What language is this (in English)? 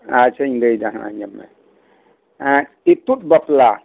Santali